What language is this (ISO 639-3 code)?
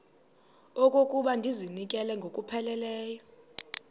xho